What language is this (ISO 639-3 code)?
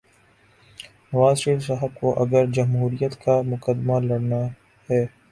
urd